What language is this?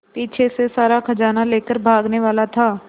Hindi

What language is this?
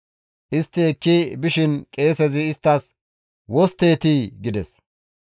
Gamo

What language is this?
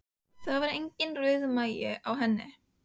Icelandic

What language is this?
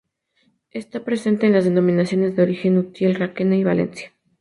Spanish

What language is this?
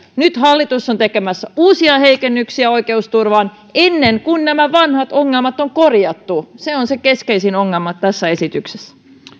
Finnish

